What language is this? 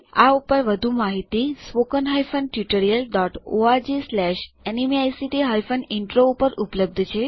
Gujarati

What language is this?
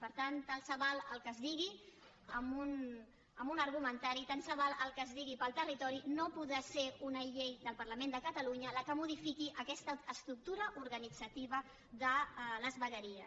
Catalan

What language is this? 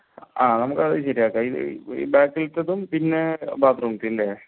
Malayalam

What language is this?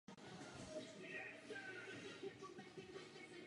Czech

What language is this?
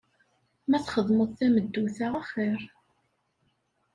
Kabyle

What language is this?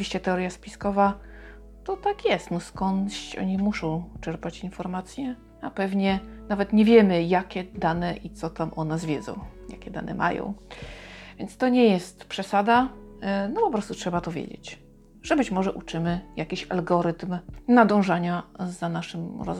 Polish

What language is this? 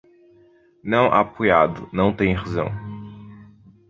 Portuguese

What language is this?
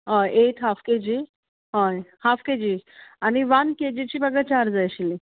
Konkani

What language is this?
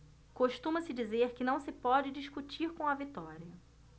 Portuguese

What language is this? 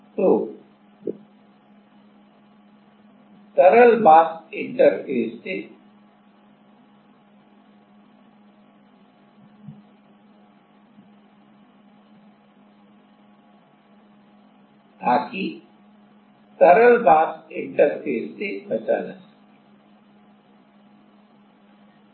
Hindi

